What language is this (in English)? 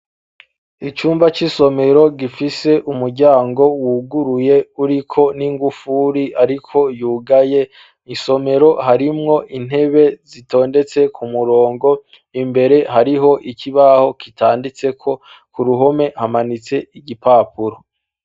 Rundi